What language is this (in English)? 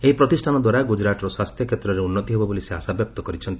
Odia